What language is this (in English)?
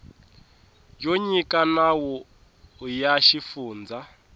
Tsonga